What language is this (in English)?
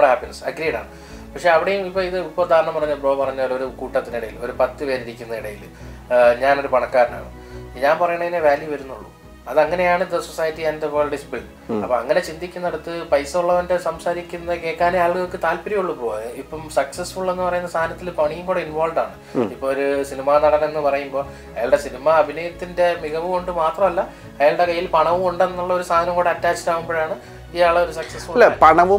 Malayalam